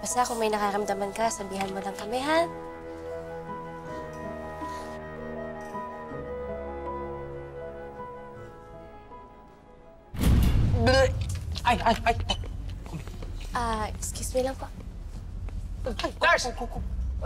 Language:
Filipino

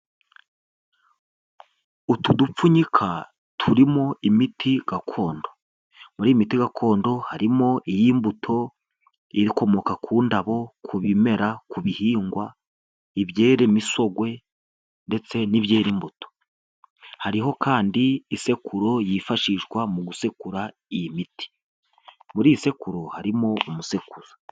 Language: Kinyarwanda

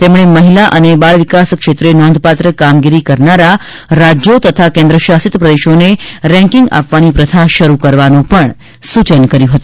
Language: Gujarati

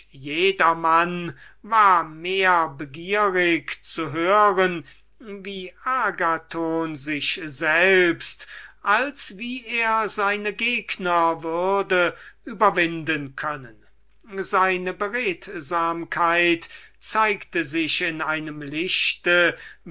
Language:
German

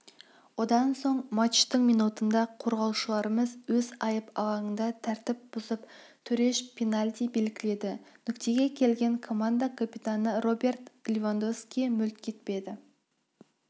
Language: Kazakh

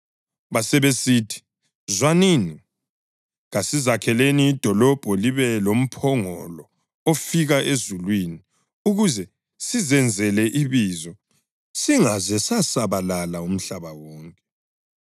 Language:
North Ndebele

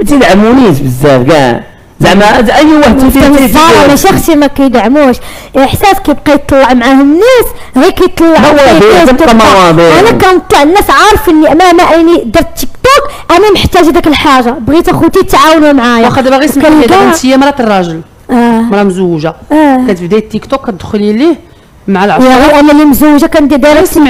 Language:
Arabic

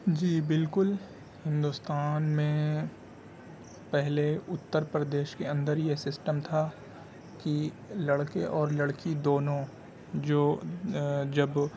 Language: Urdu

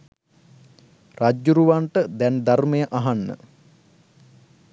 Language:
Sinhala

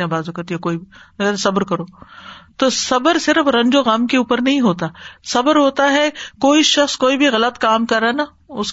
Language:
Urdu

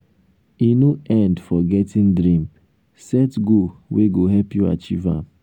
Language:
Nigerian Pidgin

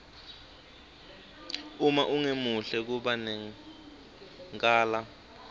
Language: Swati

